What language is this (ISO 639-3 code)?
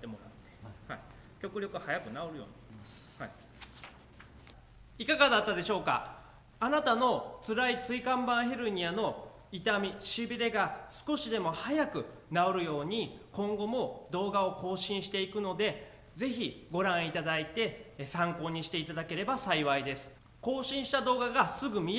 jpn